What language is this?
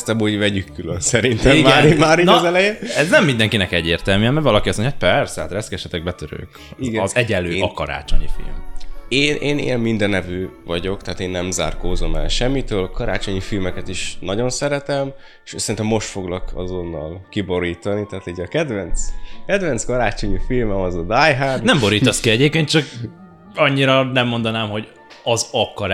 Hungarian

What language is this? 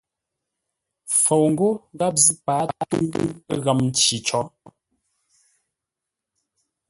Ngombale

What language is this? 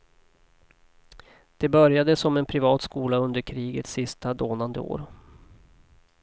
Swedish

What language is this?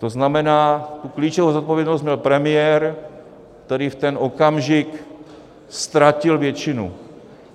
Czech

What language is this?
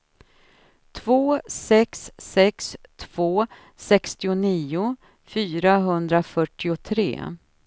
Swedish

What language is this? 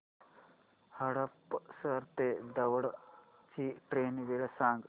Marathi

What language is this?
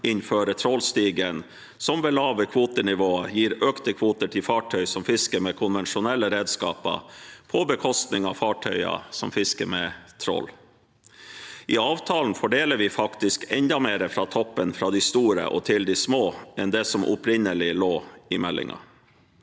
Norwegian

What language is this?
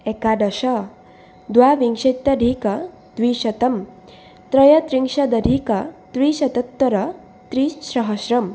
Sanskrit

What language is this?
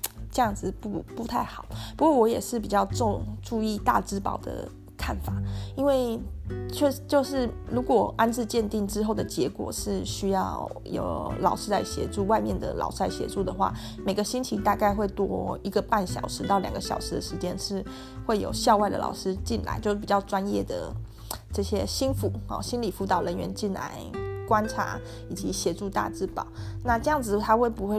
Chinese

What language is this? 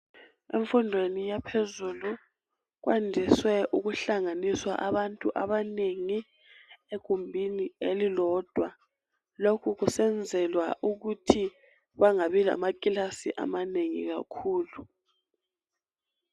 North Ndebele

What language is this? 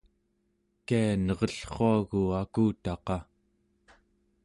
Central Yupik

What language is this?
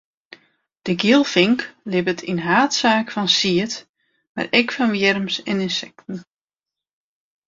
Western Frisian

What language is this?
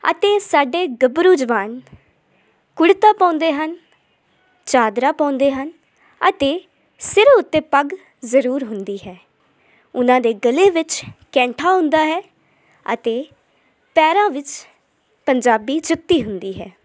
Punjabi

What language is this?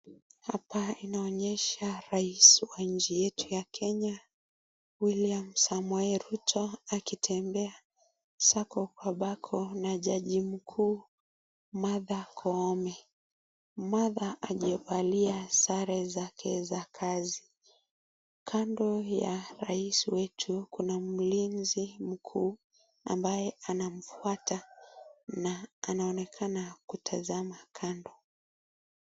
Swahili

